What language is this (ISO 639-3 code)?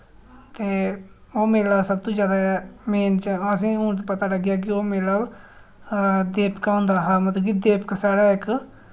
doi